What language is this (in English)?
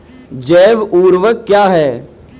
Hindi